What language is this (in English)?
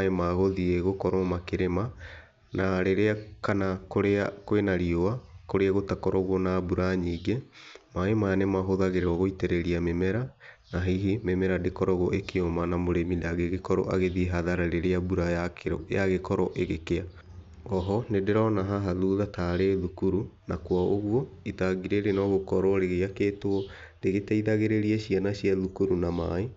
Kikuyu